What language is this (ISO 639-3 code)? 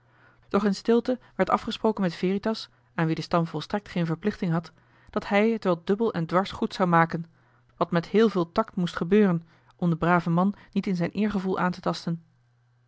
nld